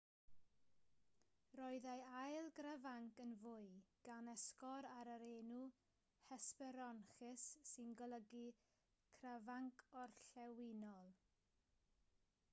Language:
Welsh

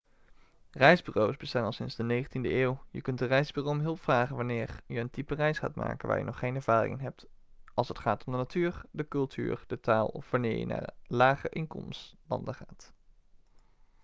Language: Dutch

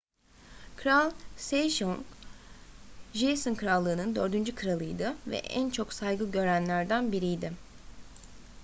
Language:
Turkish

